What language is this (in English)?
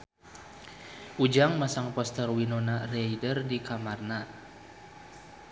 Sundanese